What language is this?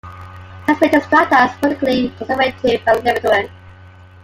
English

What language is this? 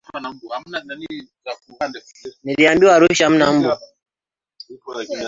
Swahili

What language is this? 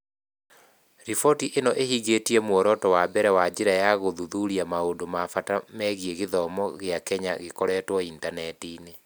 Kikuyu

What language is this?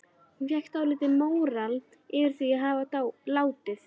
Icelandic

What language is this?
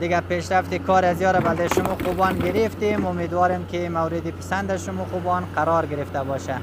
Persian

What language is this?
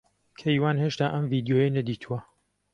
Central Kurdish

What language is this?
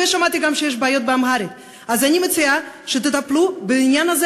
Hebrew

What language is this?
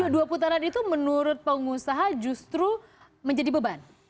Indonesian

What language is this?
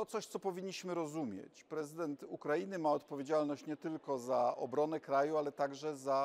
Polish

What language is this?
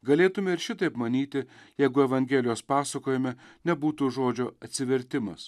Lithuanian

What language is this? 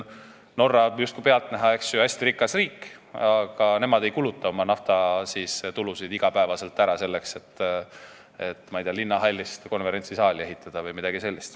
Estonian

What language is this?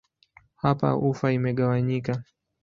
Swahili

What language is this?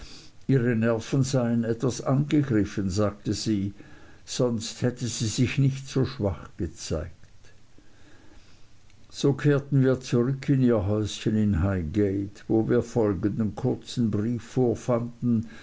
German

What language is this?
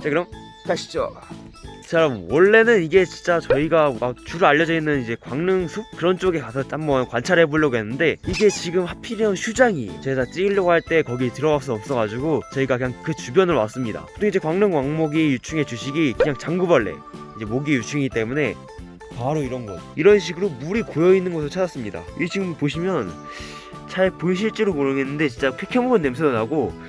Korean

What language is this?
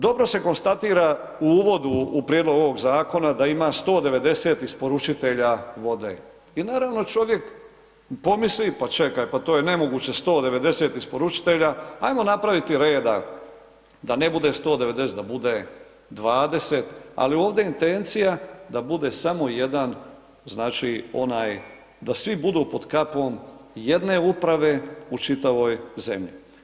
Croatian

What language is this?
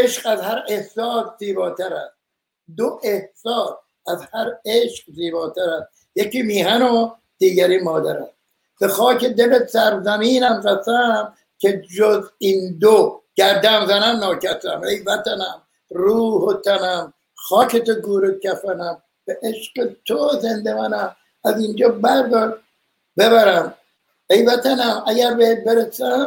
Persian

